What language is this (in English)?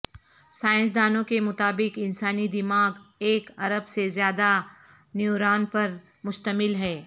Urdu